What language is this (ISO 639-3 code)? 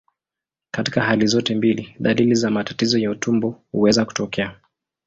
swa